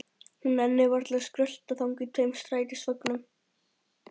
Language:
Icelandic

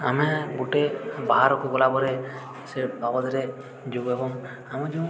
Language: Odia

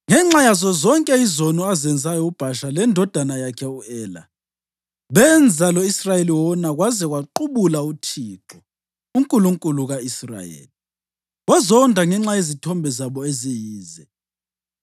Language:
North Ndebele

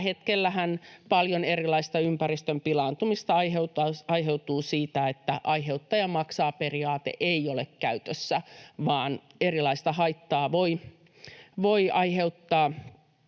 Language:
Finnish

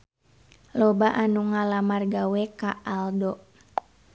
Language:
Sundanese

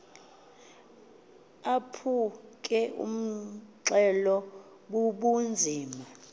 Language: Xhosa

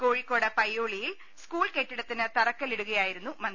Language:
Malayalam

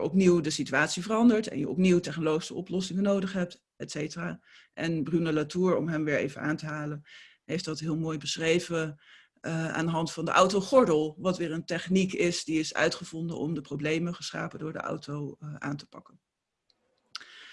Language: Dutch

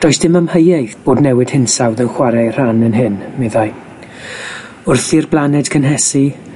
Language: Welsh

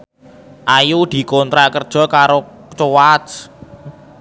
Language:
Javanese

